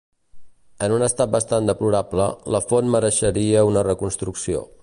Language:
Catalan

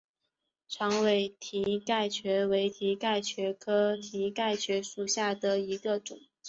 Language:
Chinese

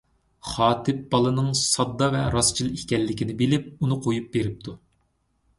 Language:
Uyghur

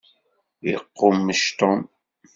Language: Kabyle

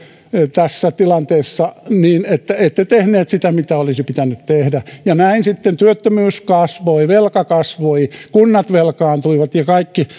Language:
Finnish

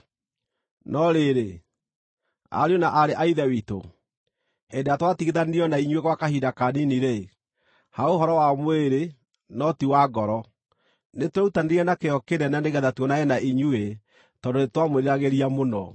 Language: Kikuyu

